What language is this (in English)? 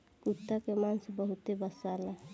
Bhojpuri